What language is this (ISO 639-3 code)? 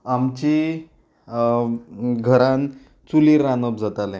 kok